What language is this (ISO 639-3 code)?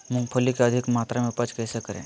mag